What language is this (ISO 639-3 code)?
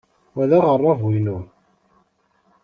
kab